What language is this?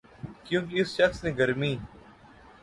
Urdu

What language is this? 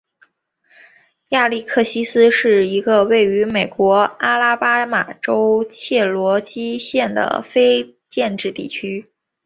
Chinese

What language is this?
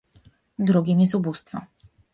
Polish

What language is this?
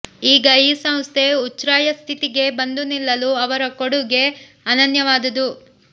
Kannada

